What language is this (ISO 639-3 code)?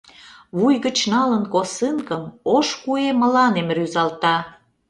chm